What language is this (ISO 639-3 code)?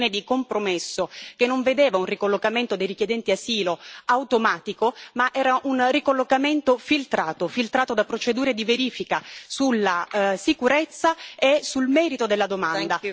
ita